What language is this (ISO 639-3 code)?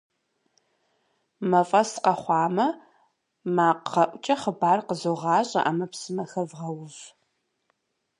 kbd